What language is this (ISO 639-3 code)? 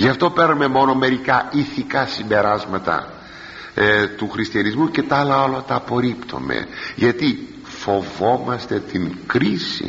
ell